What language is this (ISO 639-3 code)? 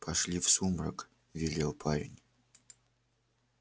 rus